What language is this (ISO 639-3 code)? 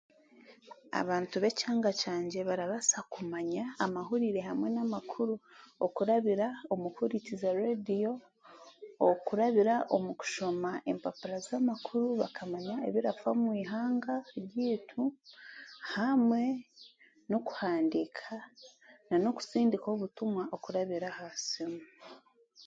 cgg